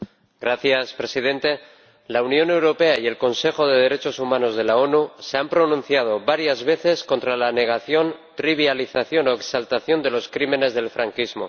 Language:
Spanish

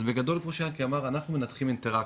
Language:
Hebrew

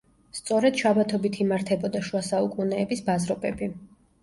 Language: Georgian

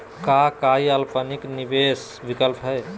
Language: Magahi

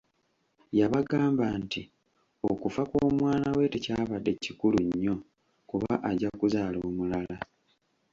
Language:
Ganda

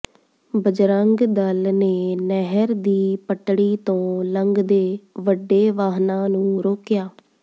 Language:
Punjabi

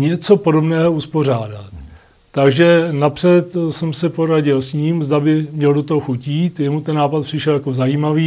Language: Czech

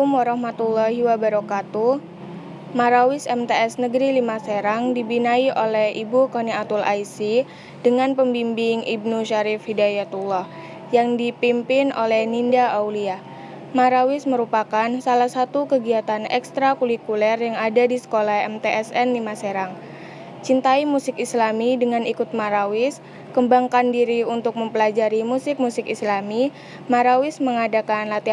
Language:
Indonesian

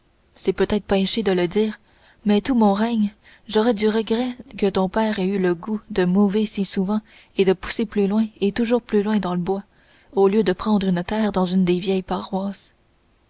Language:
French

